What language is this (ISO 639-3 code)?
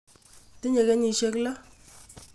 kln